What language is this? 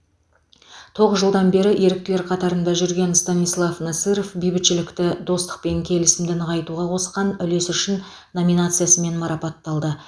Kazakh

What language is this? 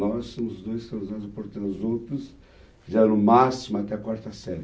Portuguese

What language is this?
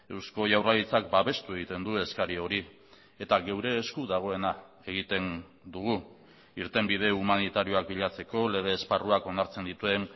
Basque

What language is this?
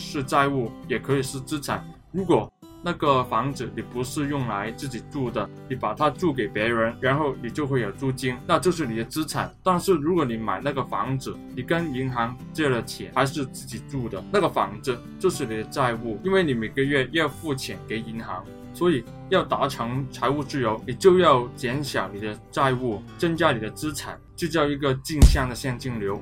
Chinese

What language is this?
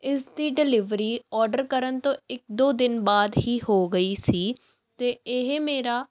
Punjabi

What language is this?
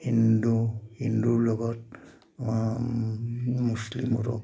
Assamese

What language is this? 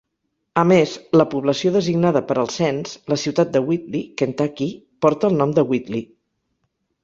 Catalan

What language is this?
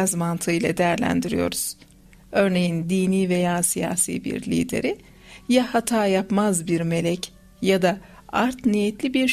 Turkish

